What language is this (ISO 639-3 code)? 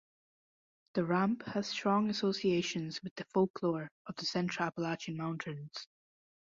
eng